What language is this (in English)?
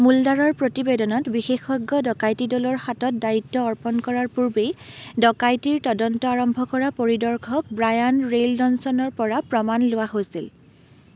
Assamese